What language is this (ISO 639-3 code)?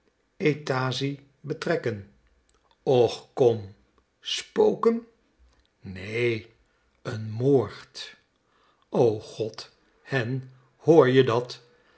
nld